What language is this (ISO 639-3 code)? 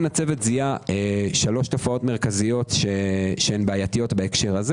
heb